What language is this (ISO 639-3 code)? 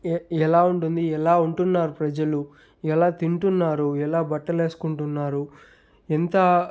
tel